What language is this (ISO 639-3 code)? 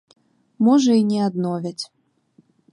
bel